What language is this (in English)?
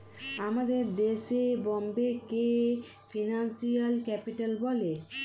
Bangla